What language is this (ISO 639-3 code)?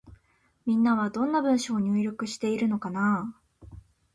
jpn